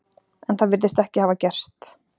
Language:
Icelandic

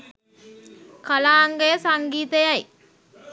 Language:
Sinhala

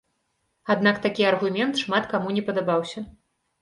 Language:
Belarusian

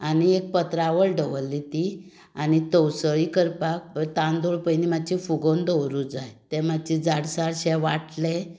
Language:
Konkani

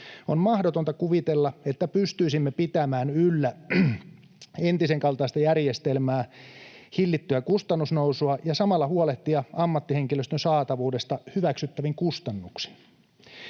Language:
Finnish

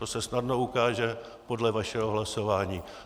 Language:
Czech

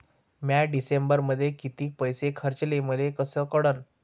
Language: Marathi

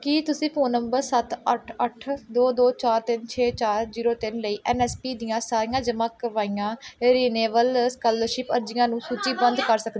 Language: Punjabi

